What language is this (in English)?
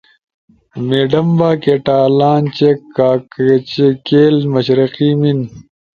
Ushojo